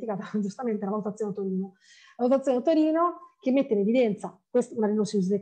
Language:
Italian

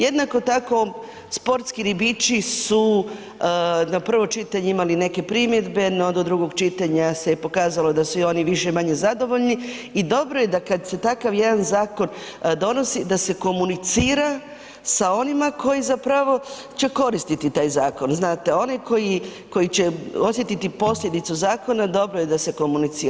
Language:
Croatian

